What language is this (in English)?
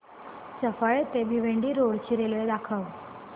Marathi